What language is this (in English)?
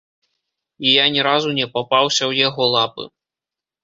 Belarusian